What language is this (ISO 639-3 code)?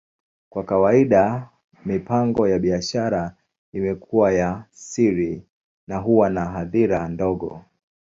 swa